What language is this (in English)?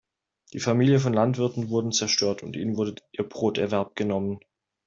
German